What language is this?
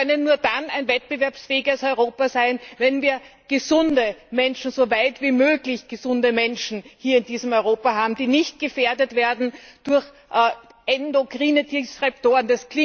German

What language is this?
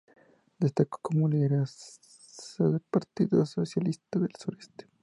Spanish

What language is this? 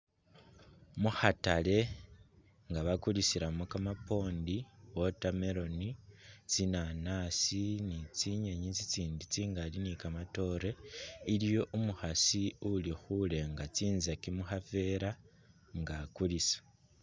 Masaaba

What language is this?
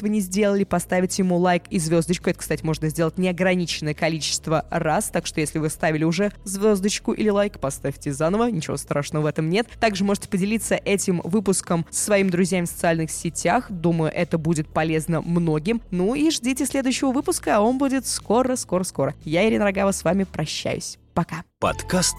Russian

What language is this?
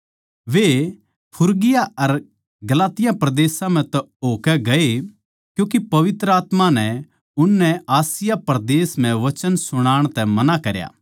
Haryanvi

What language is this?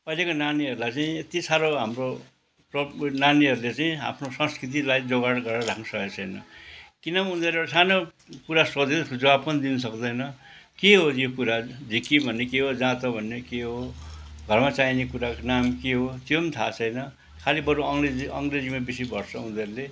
Nepali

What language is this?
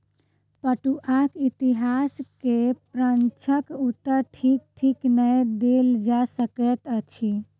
Maithili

